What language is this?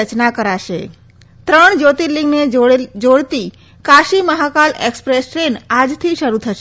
Gujarati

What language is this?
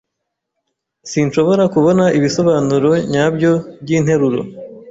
Kinyarwanda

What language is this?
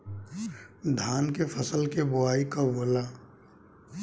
Bhojpuri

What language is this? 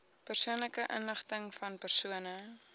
Afrikaans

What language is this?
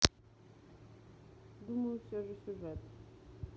Russian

